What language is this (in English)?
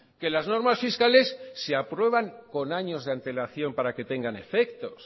Spanish